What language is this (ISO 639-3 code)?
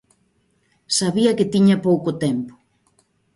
glg